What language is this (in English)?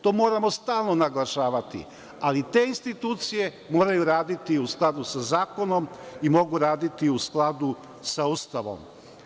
Serbian